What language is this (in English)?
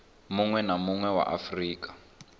Venda